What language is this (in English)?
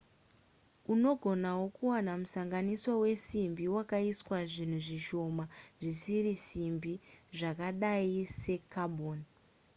Shona